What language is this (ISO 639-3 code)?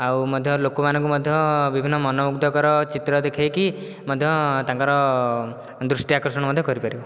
ori